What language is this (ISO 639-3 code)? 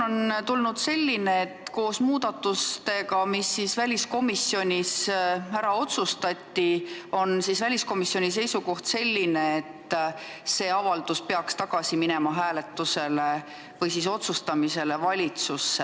est